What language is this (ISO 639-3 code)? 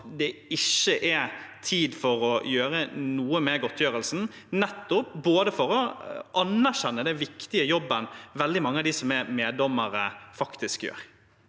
nor